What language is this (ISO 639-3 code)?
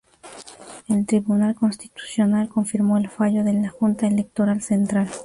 spa